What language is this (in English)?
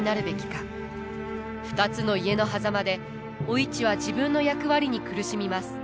Japanese